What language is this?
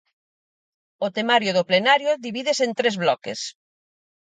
Galician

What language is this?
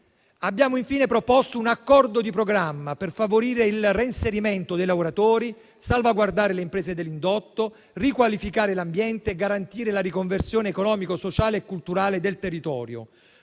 Italian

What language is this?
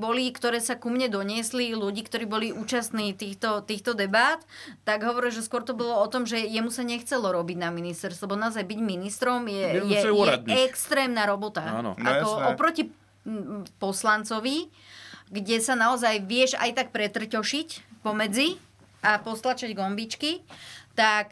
Slovak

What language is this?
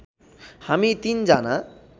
Nepali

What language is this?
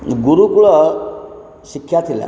Odia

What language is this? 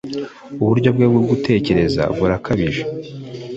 Kinyarwanda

